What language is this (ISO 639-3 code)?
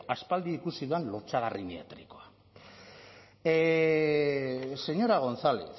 eus